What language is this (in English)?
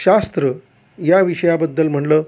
Marathi